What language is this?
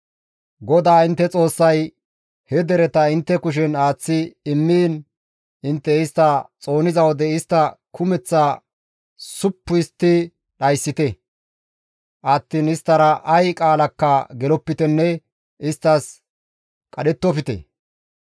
Gamo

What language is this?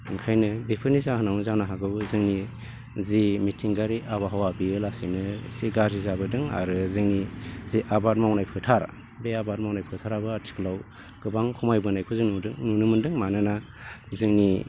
Bodo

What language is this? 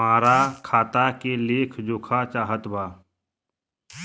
Bhojpuri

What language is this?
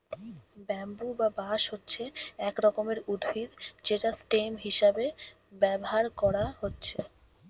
Bangla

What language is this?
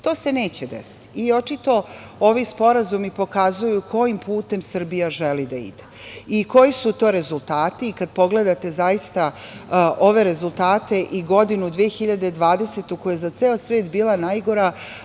Serbian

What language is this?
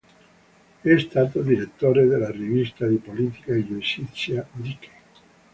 Italian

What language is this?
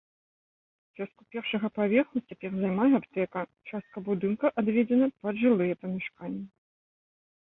Belarusian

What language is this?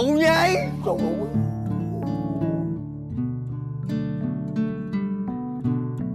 Vietnamese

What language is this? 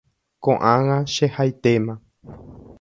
Guarani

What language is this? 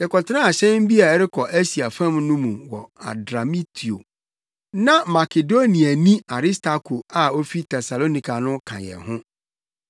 Akan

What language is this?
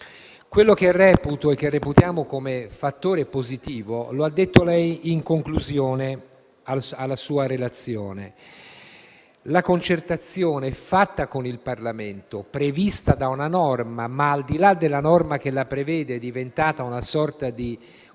Italian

